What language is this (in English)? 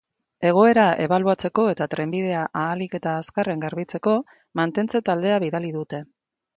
Basque